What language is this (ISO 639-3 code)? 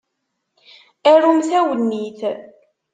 kab